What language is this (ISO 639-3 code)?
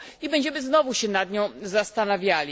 pol